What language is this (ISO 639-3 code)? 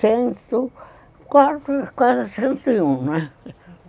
por